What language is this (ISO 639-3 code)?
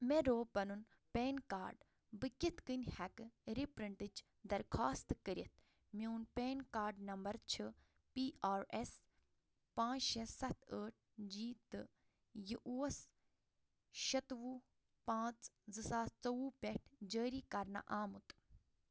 kas